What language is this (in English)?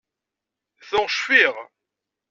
Kabyle